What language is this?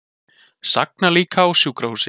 Icelandic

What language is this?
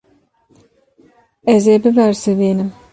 Kurdish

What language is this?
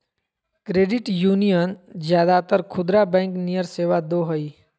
Magahi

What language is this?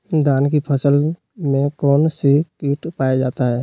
Magahi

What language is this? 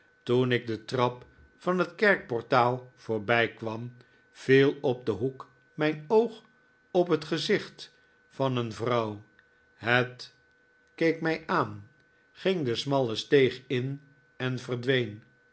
Dutch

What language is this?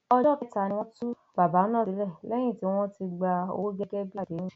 Yoruba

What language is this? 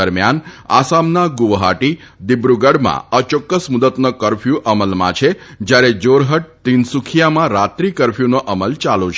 Gujarati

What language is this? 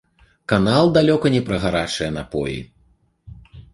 Belarusian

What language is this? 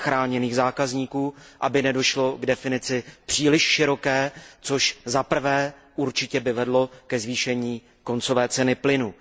Czech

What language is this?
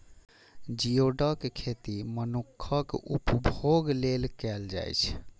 Maithili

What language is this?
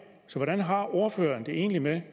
Danish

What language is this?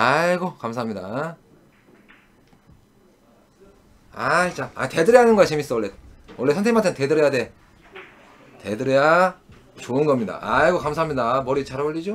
Korean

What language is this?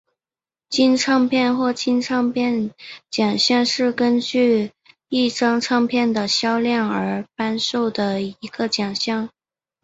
Chinese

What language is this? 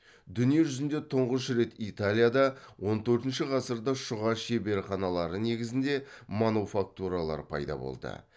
Kazakh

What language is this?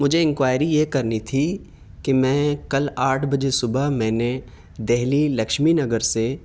Urdu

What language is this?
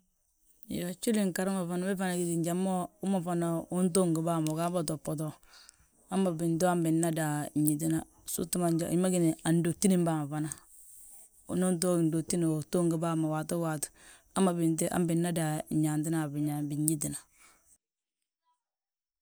Balanta-Ganja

